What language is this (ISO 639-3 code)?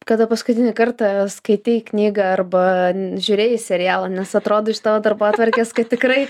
lit